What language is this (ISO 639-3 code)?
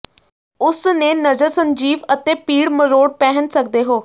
pan